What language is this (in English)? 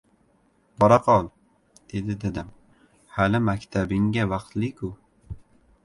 Uzbek